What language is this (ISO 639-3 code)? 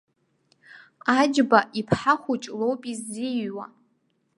abk